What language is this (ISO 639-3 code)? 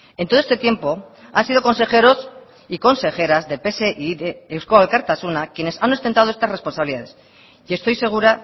spa